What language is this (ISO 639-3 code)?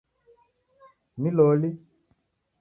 dav